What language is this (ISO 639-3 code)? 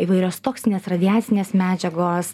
lit